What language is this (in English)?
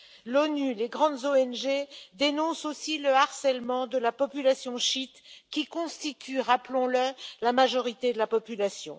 French